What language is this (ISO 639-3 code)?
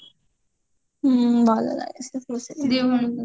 ori